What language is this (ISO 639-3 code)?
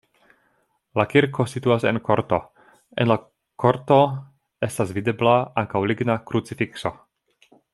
epo